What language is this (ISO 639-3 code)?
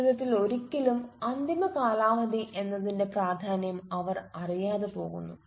mal